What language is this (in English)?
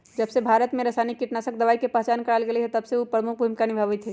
Magahi